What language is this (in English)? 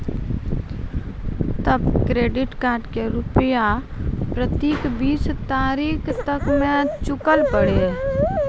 Maithili